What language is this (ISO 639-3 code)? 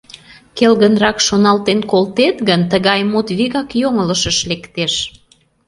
chm